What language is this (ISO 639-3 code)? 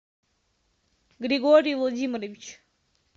rus